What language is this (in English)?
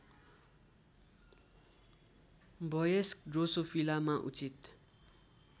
Nepali